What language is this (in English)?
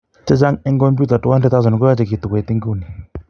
Kalenjin